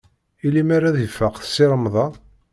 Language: Kabyle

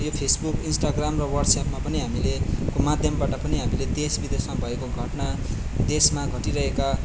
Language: Nepali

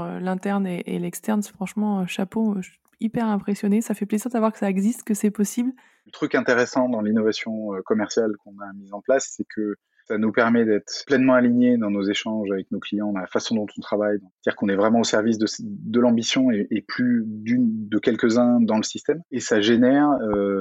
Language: French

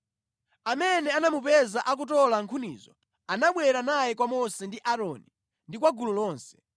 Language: Nyanja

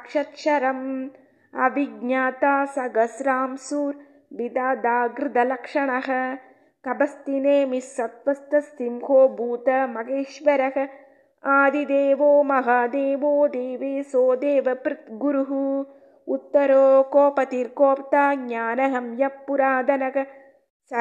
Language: Tamil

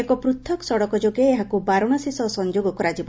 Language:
Odia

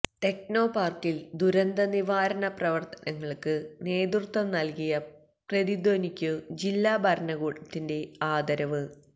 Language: Malayalam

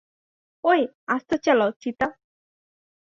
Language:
Bangla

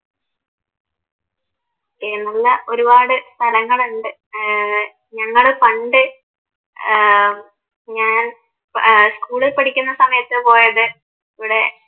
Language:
Malayalam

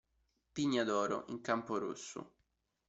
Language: Italian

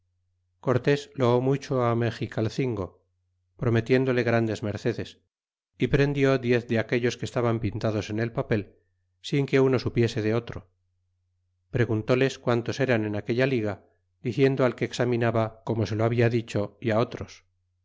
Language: Spanish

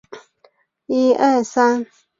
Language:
Chinese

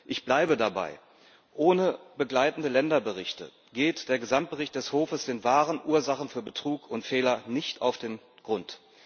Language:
German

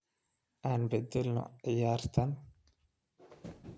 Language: Somali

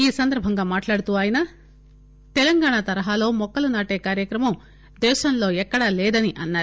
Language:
Telugu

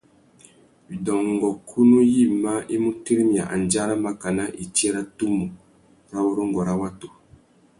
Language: Tuki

